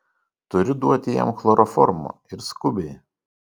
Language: Lithuanian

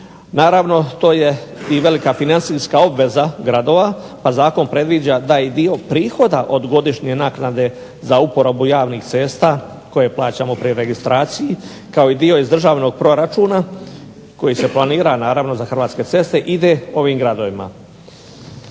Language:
Croatian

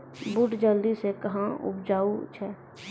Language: Maithili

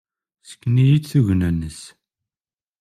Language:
Kabyle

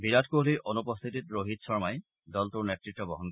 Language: Assamese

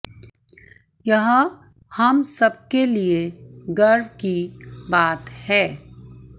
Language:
Hindi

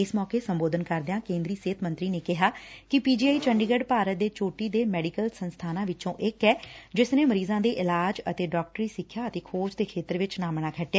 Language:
Punjabi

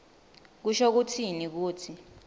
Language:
Swati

